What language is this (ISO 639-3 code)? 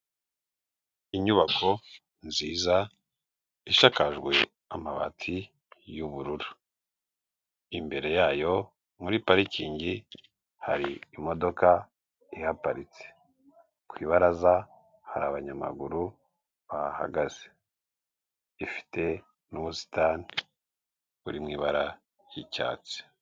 kin